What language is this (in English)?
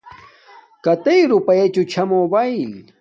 Domaaki